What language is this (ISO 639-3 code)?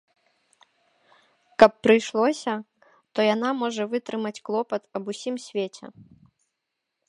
bel